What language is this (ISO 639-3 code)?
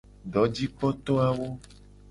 gej